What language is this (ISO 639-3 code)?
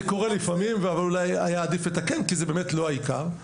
heb